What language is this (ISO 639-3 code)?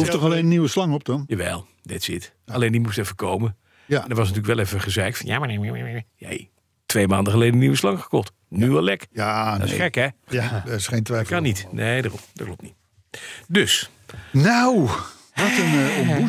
nld